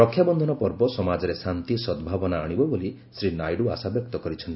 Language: Odia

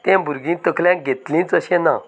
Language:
Konkani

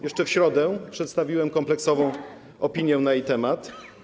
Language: Polish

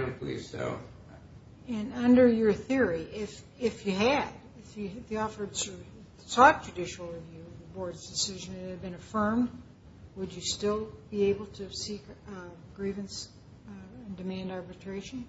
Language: English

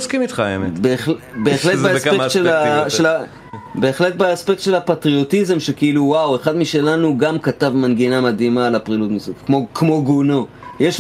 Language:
Hebrew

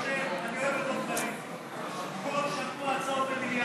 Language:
Hebrew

